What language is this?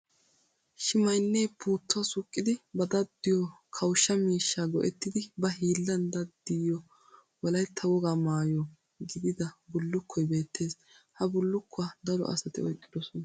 Wolaytta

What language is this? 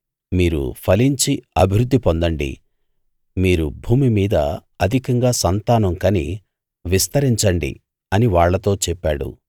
Telugu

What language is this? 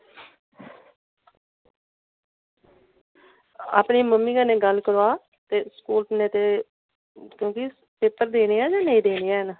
Dogri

